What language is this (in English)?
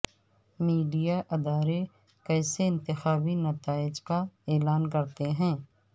Urdu